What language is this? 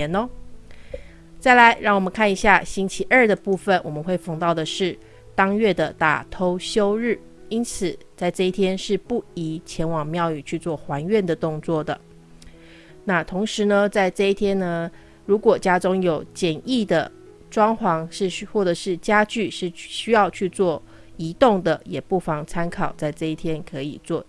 Chinese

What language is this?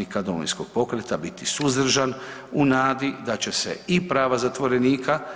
Croatian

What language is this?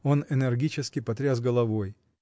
Russian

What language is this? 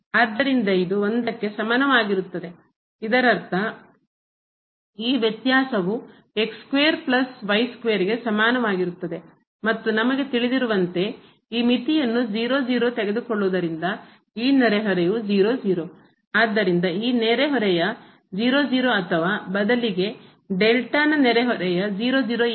Kannada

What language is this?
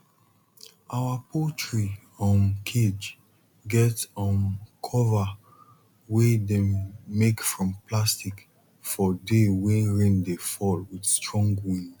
Nigerian Pidgin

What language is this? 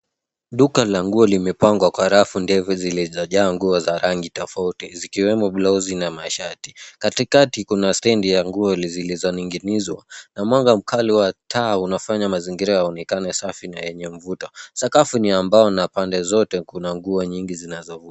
Swahili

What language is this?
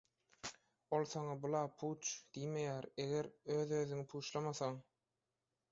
Turkmen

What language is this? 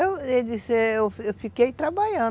Portuguese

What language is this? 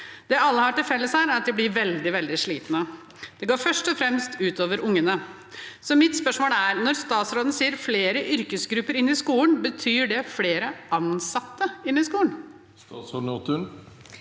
Norwegian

